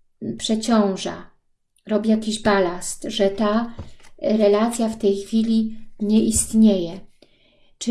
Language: Polish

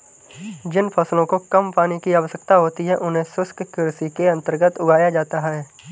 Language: Hindi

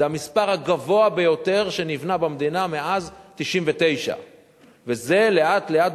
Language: Hebrew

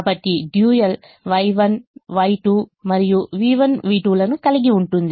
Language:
Telugu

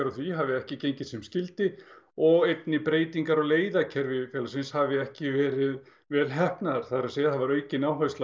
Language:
Icelandic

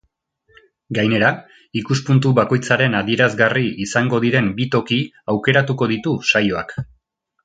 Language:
Basque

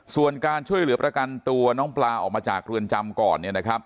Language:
Thai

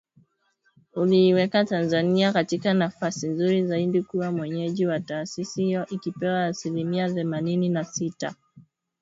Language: Swahili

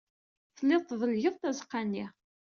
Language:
Kabyle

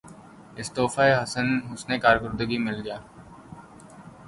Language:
Urdu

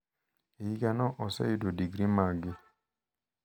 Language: Luo (Kenya and Tanzania)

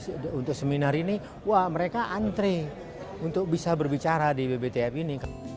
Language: Indonesian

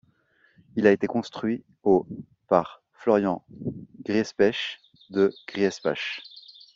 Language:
French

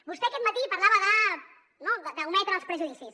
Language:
Catalan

